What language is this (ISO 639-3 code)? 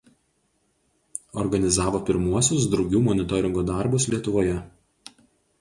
lit